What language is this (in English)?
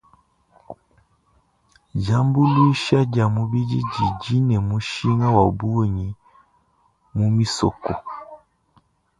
Luba-Lulua